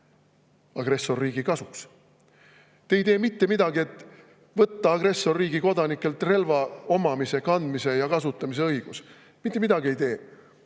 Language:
Estonian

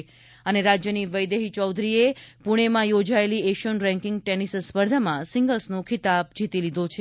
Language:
Gujarati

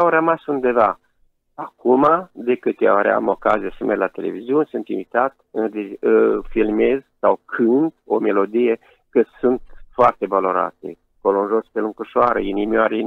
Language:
Romanian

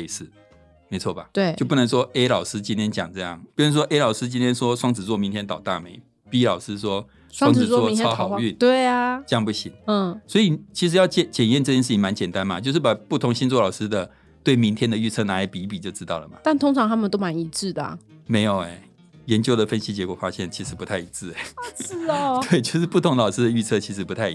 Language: Chinese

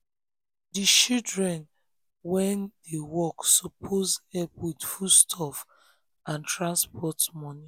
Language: Nigerian Pidgin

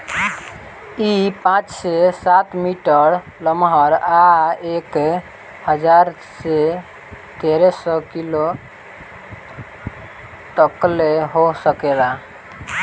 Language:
Bhojpuri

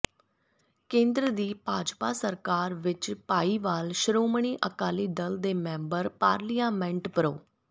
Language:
Punjabi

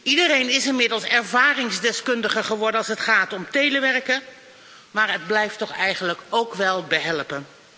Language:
Dutch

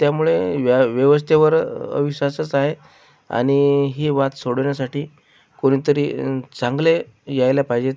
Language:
Marathi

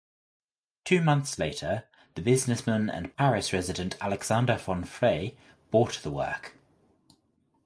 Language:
English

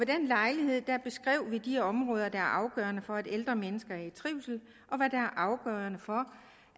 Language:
Danish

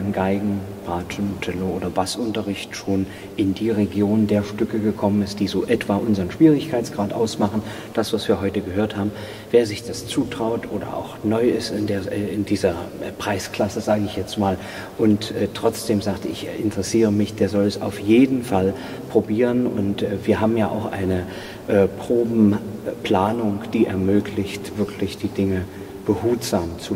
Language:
German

